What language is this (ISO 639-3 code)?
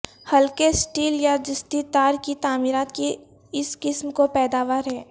urd